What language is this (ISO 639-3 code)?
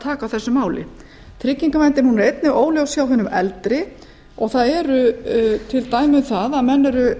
isl